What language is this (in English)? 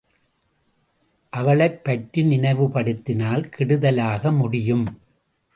Tamil